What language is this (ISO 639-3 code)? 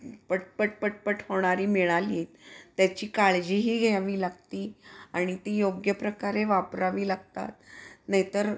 mar